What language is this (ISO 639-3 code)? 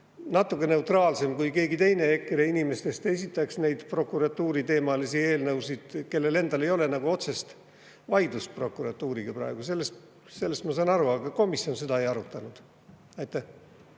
est